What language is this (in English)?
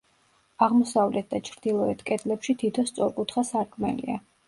Georgian